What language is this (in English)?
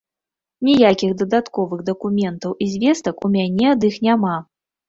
Belarusian